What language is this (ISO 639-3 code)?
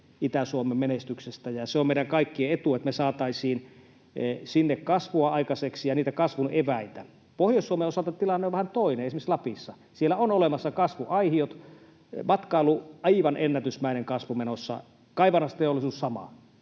fin